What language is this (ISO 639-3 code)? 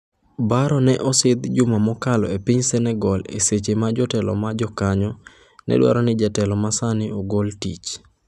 luo